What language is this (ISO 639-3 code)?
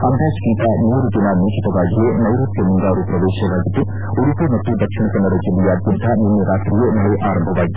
kan